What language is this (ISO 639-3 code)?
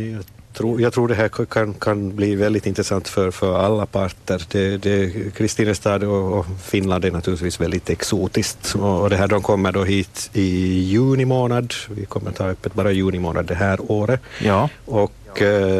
swe